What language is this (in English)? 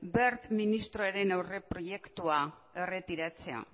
Basque